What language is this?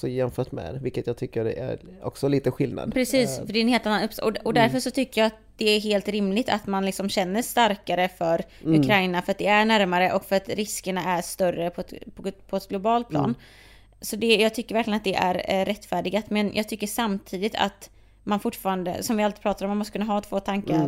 Swedish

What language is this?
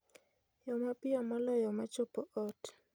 Luo (Kenya and Tanzania)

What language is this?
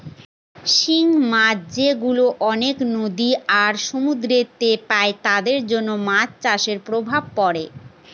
Bangla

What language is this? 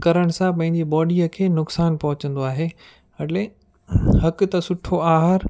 Sindhi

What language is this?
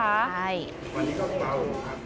Thai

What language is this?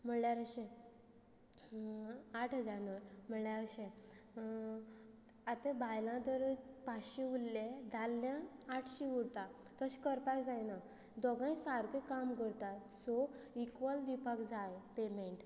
Konkani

